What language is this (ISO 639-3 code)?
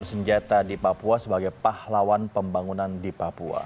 ind